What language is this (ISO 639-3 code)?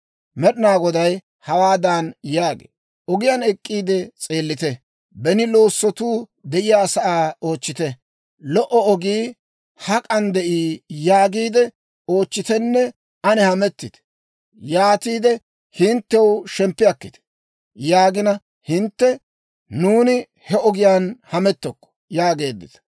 dwr